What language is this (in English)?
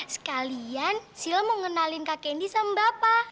Indonesian